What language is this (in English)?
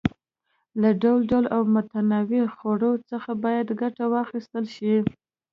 Pashto